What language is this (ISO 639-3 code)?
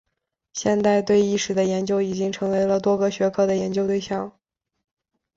zho